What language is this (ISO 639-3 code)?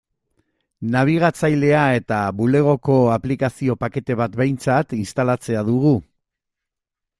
eus